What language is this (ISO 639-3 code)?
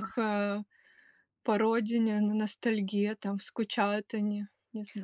rus